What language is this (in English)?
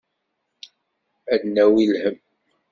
Kabyle